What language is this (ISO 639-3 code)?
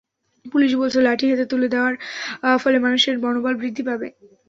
ben